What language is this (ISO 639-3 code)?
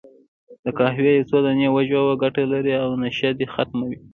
pus